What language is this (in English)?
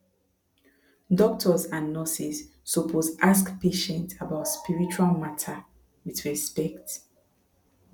Nigerian Pidgin